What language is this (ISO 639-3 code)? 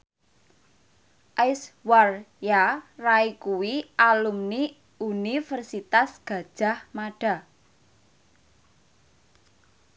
jav